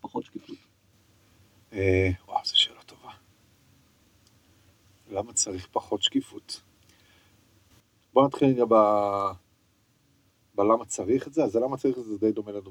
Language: Hebrew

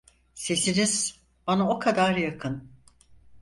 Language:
Turkish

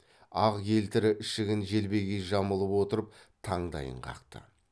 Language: Kazakh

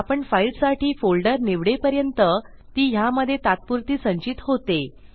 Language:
Marathi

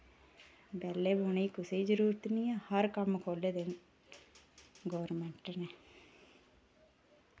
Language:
Dogri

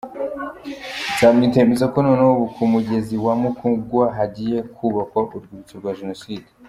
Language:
Kinyarwanda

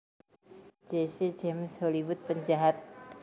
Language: Javanese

